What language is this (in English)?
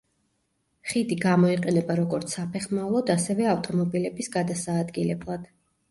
Georgian